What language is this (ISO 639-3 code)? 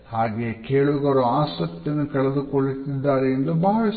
kan